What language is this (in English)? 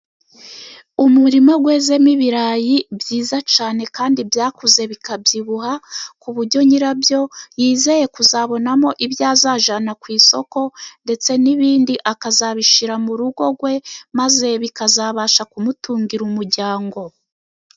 Kinyarwanda